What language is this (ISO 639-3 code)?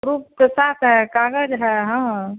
hin